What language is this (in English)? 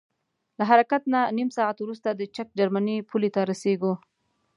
Pashto